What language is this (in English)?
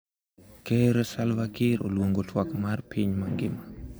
Luo (Kenya and Tanzania)